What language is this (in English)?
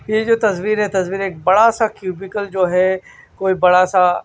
Hindi